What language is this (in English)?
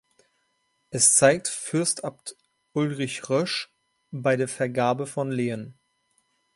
German